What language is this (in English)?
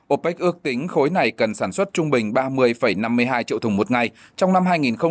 Vietnamese